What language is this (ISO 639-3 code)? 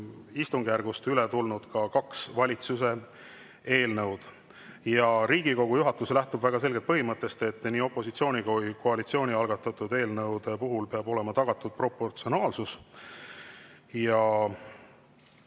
est